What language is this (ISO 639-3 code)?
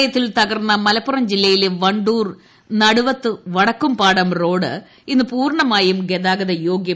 mal